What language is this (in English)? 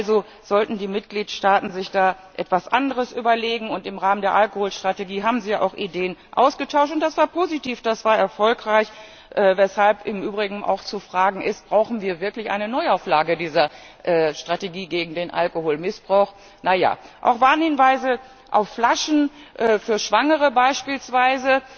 German